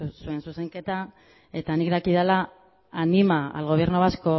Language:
Basque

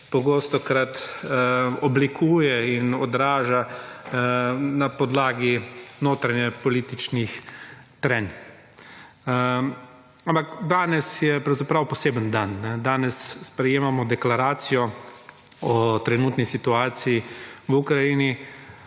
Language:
Slovenian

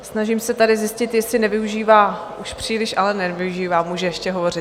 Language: Czech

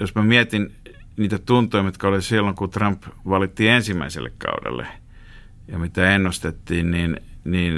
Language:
Finnish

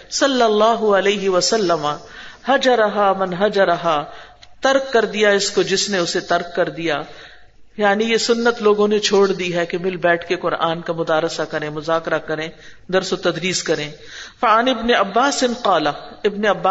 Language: Urdu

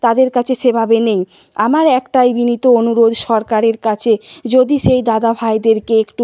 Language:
Bangla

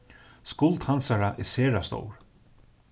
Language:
Faroese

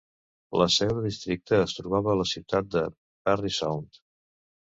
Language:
Catalan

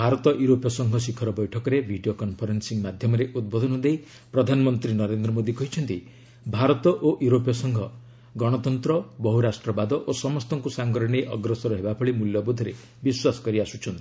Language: Odia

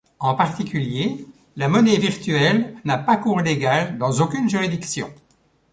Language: French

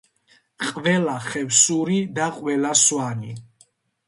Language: Georgian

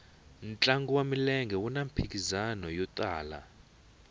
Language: Tsonga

